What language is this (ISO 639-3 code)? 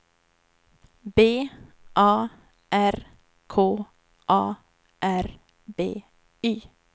swe